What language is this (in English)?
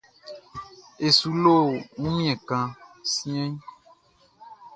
Baoulé